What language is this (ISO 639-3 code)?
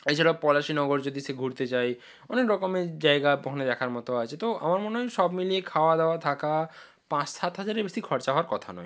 ben